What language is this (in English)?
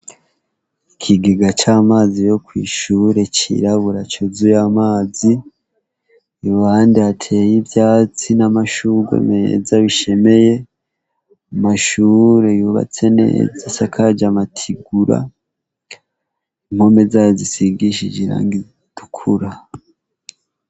Rundi